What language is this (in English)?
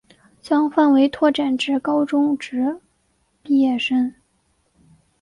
Chinese